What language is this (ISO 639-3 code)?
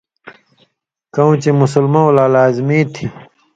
mvy